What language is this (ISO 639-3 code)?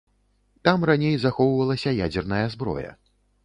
bel